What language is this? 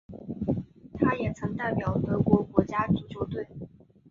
Chinese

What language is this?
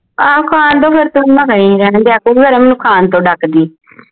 Punjabi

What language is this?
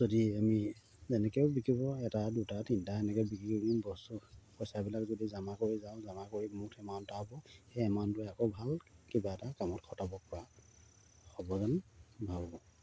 Assamese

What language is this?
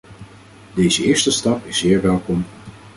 Dutch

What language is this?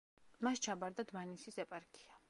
Georgian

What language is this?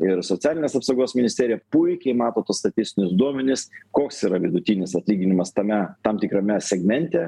Lithuanian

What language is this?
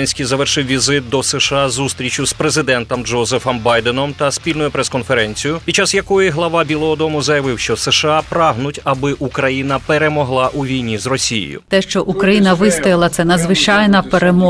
Ukrainian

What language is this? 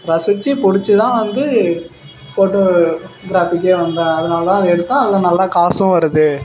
Tamil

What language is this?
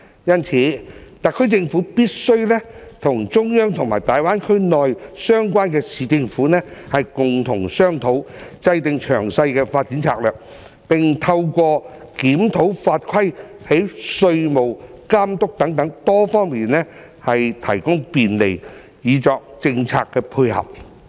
Cantonese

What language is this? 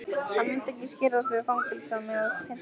Icelandic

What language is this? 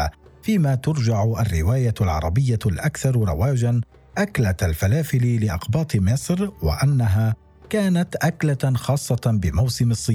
Arabic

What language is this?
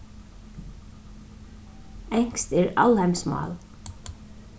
Faroese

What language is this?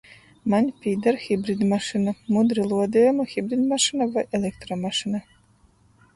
Latgalian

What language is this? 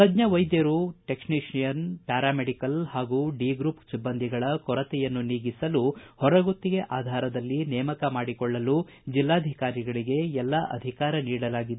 Kannada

